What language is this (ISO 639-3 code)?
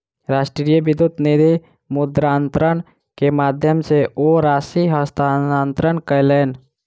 mai